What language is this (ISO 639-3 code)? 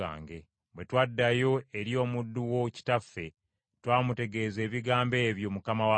lug